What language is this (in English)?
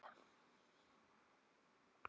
Icelandic